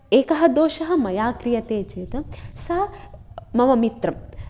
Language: Sanskrit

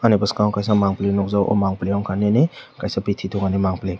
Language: Kok Borok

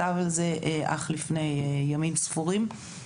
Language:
Hebrew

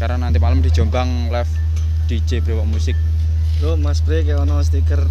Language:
Indonesian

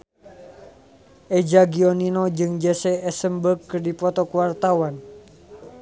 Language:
Sundanese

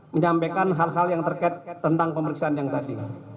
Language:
Indonesian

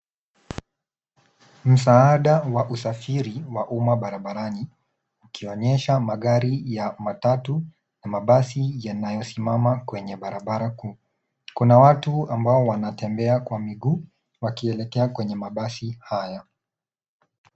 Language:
Swahili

